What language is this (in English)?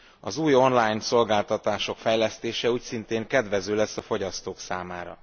Hungarian